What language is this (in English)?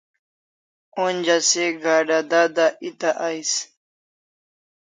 Kalasha